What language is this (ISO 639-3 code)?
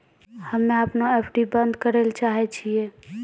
mai